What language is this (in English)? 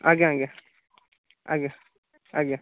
Odia